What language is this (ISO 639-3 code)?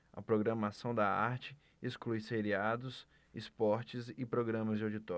por